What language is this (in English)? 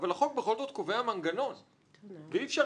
Hebrew